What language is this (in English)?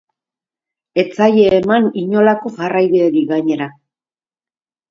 Basque